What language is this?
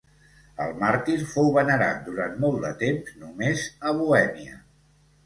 Catalan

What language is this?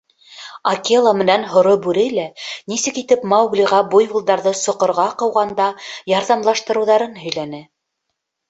Bashkir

